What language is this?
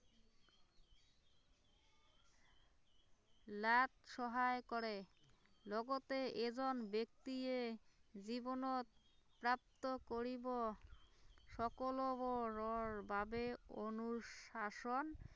Assamese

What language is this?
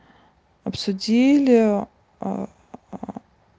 Russian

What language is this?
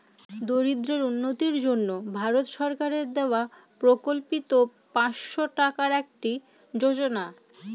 Bangla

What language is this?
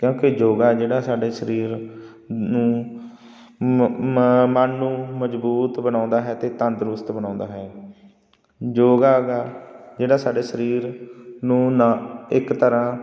Punjabi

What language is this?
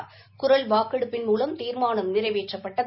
Tamil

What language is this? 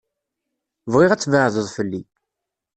Kabyle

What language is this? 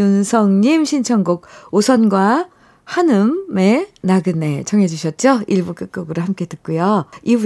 Korean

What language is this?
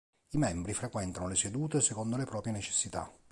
Italian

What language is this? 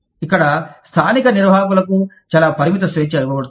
Telugu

